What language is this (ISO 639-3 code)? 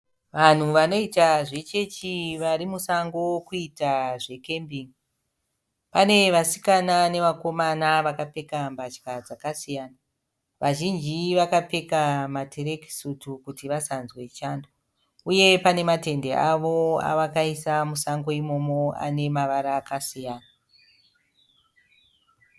sna